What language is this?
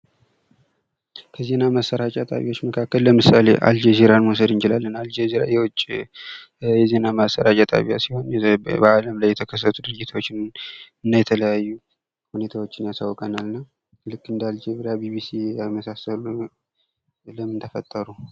Amharic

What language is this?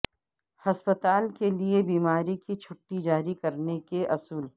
Urdu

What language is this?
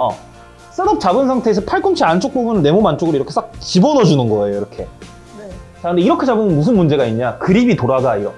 Korean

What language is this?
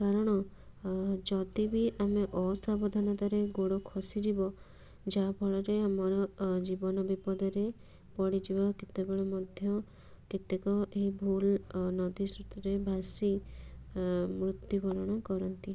Odia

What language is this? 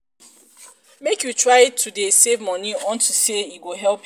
Nigerian Pidgin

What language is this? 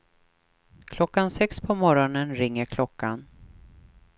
Swedish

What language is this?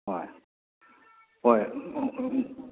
Manipuri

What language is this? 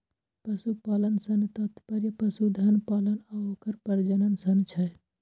Maithili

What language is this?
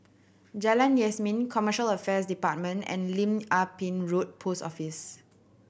English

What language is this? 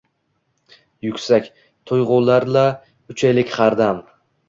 Uzbek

